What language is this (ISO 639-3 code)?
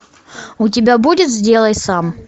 rus